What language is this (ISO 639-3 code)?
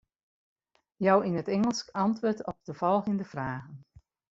fry